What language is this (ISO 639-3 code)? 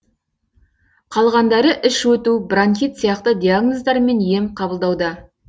kaz